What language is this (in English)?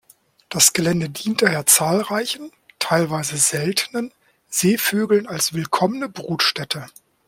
German